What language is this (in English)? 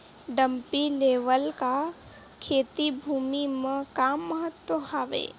Chhattisgarhi